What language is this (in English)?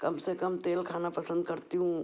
Hindi